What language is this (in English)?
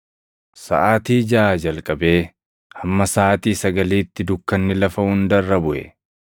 Oromo